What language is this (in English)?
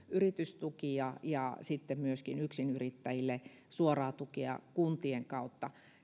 Finnish